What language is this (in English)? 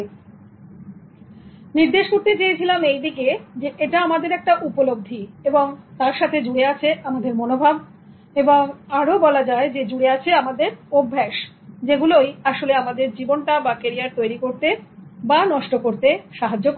Bangla